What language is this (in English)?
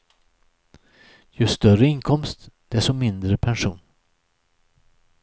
Swedish